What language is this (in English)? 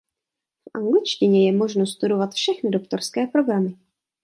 Czech